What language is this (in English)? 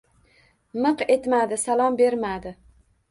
Uzbek